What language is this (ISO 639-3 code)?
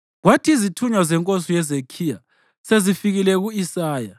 nde